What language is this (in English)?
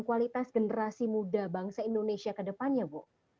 Indonesian